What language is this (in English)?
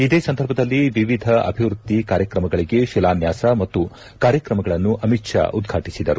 Kannada